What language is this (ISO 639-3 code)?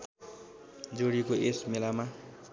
nep